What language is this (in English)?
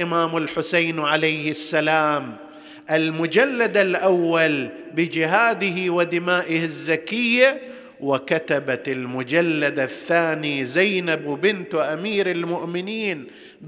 Arabic